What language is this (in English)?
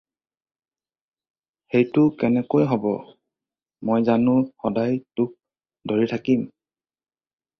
Assamese